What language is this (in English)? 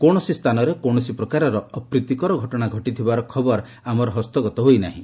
Odia